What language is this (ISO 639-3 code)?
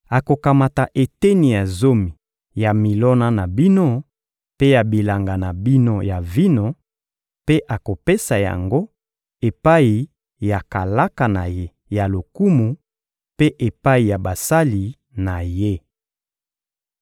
lin